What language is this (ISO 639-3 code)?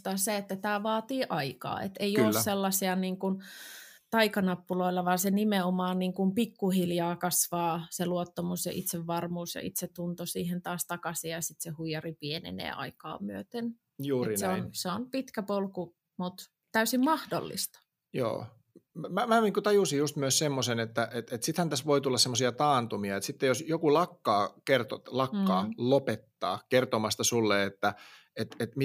fin